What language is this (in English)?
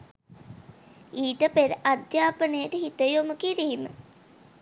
Sinhala